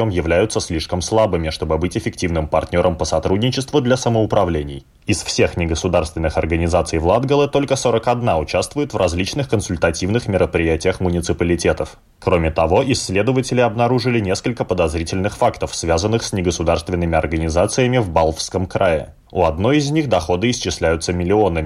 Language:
Russian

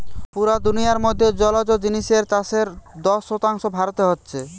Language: Bangla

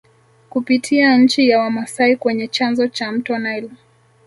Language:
Swahili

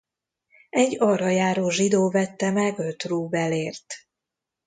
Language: Hungarian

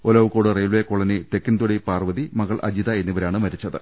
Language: Malayalam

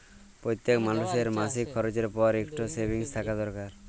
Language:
Bangla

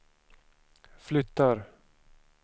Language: Swedish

